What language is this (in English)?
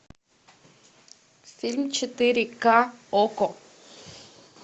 Russian